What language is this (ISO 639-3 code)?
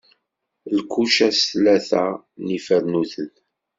kab